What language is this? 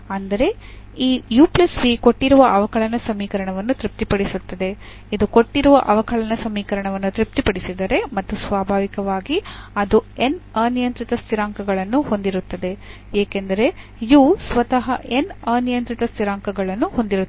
Kannada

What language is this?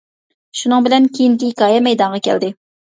Uyghur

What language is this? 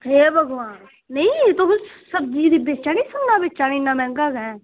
Dogri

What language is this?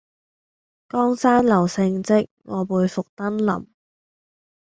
Cantonese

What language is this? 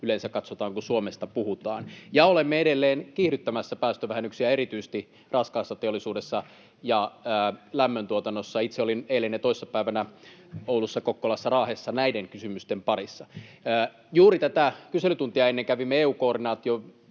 Finnish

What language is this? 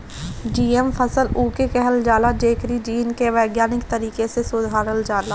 Bhojpuri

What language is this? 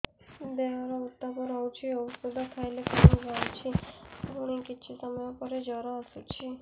Odia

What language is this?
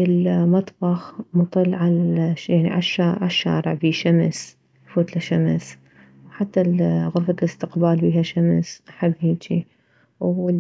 Mesopotamian Arabic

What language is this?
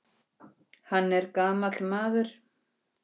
Icelandic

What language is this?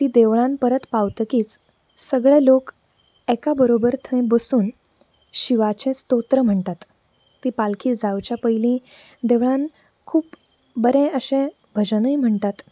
Konkani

